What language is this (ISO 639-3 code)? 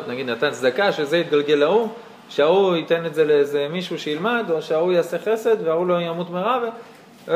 heb